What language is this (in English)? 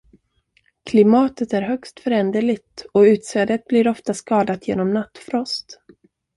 Swedish